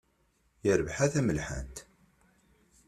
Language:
Kabyle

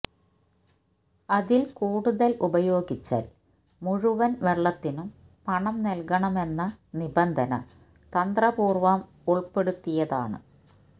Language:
Malayalam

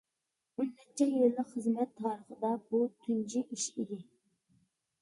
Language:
Uyghur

